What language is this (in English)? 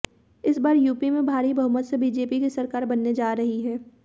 Hindi